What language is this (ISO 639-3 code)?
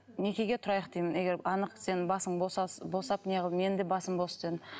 kaz